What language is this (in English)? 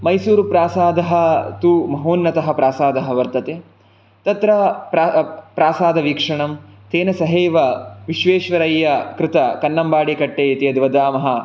Sanskrit